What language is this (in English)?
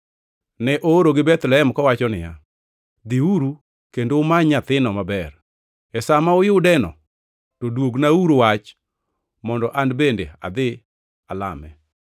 Luo (Kenya and Tanzania)